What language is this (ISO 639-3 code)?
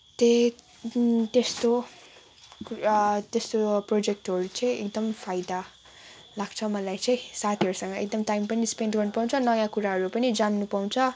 nep